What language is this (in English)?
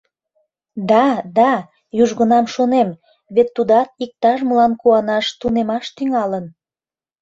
Mari